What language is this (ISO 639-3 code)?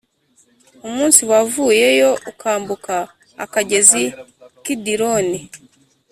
kin